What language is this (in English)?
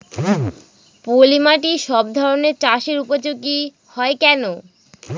Bangla